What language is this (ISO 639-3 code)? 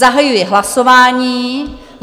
ces